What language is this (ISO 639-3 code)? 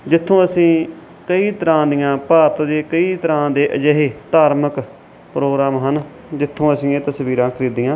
pan